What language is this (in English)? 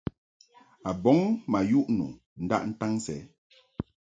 Mungaka